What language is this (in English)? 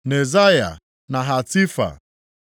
Igbo